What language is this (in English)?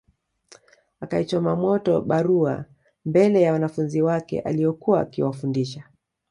Swahili